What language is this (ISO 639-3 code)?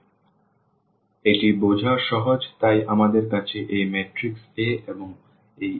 ben